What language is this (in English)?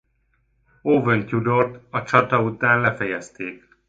Hungarian